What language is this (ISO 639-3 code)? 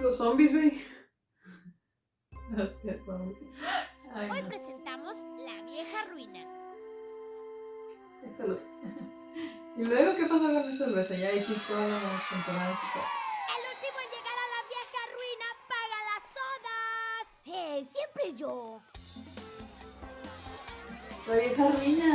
spa